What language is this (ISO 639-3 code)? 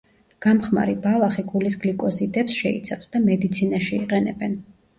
kat